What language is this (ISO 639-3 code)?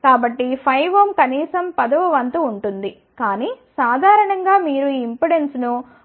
tel